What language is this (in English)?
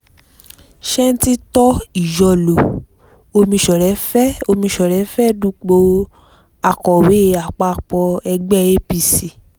Yoruba